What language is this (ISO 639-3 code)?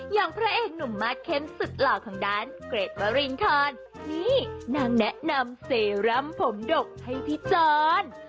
tha